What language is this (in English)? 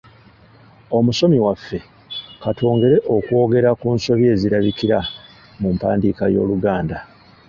Ganda